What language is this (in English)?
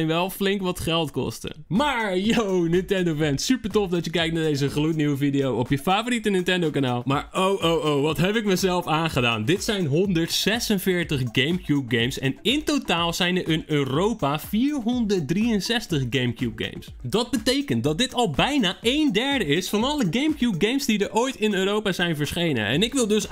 Dutch